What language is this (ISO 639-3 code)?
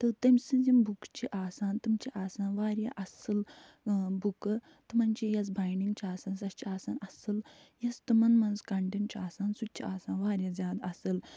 kas